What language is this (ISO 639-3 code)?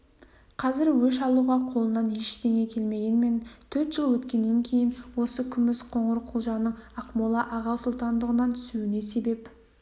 kaz